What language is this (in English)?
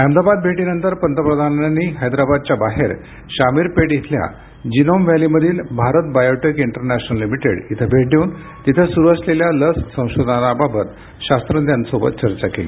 Marathi